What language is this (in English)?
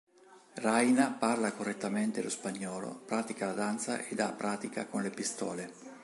Italian